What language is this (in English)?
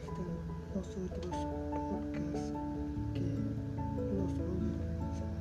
Spanish